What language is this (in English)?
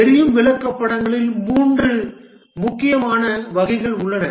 Tamil